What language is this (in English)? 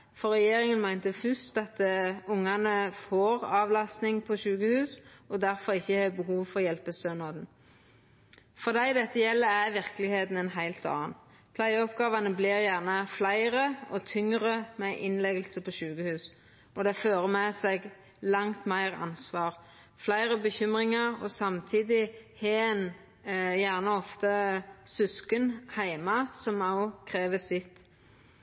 Norwegian Nynorsk